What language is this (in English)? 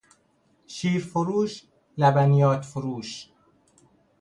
Persian